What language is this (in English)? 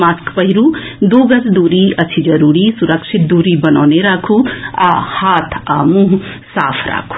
Maithili